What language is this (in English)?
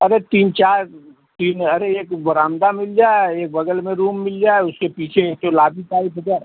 Hindi